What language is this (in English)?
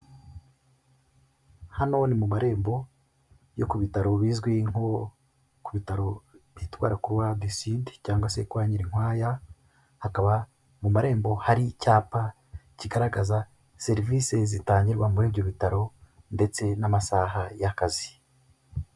Kinyarwanda